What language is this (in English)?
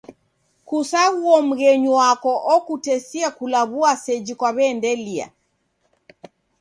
Taita